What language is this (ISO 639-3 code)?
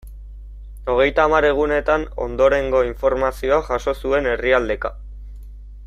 eus